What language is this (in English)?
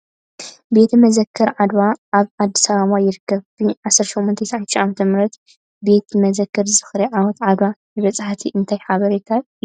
Tigrinya